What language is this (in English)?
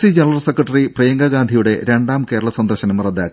Malayalam